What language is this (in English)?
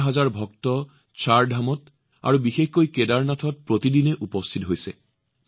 Assamese